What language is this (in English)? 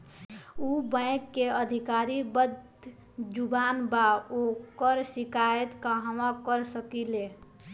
Bhojpuri